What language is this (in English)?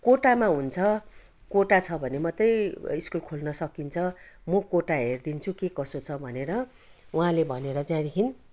Nepali